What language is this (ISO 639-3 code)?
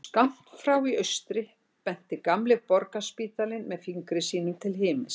isl